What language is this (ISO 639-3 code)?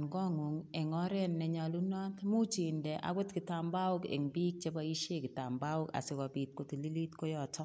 kln